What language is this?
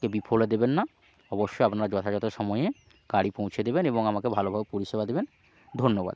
Bangla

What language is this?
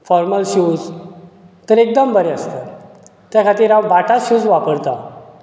Konkani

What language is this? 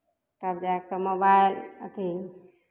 Maithili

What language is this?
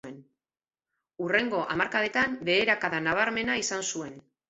Basque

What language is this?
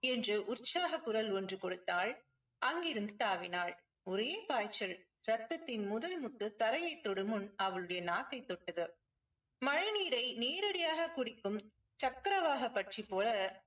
Tamil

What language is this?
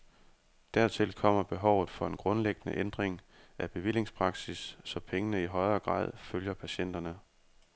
Danish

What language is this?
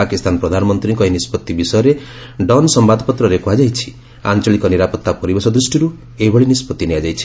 Odia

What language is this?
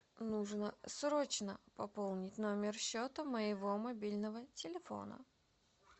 Russian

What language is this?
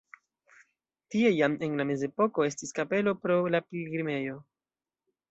Esperanto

